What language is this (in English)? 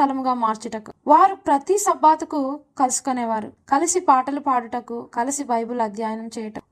Telugu